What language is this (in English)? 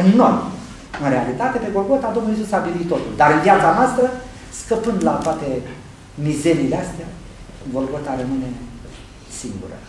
Romanian